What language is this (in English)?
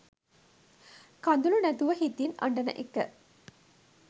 Sinhala